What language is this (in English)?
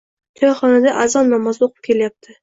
Uzbek